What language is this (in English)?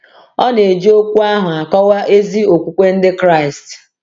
Igbo